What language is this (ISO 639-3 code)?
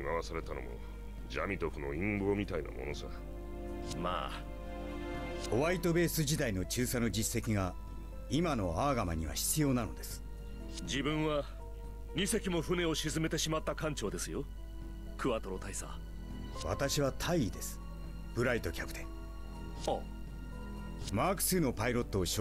jpn